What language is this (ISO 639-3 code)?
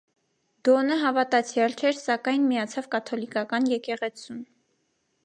hye